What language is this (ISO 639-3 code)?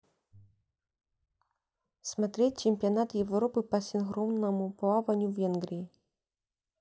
rus